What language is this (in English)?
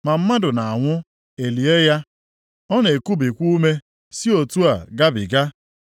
Igbo